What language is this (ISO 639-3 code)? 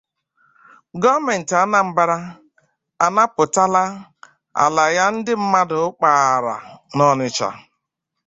ibo